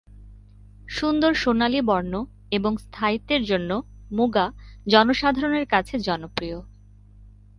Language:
Bangla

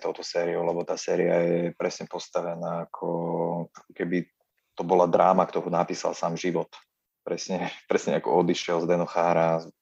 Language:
Slovak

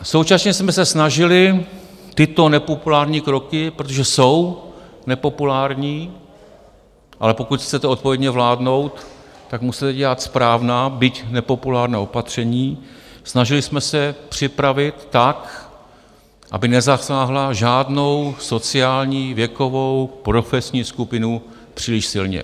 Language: Czech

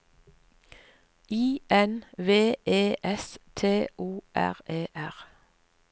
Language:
Norwegian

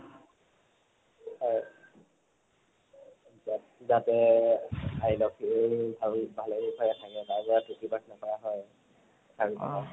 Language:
Assamese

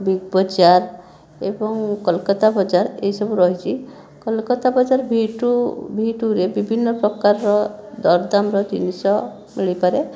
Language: Odia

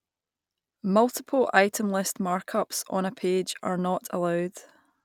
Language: English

